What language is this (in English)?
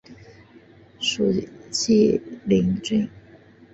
Chinese